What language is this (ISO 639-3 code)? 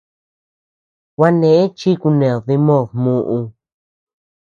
cux